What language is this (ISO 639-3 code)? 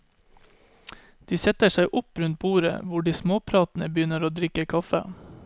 nor